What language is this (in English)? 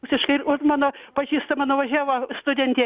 Lithuanian